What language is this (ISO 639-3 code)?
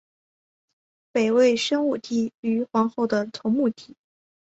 zho